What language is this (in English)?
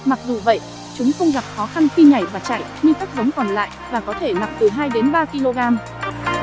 Vietnamese